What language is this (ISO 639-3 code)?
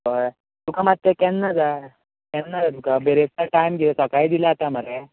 kok